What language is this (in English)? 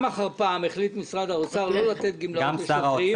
Hebrew